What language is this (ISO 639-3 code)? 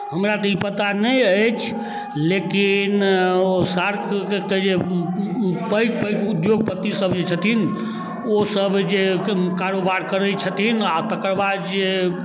mai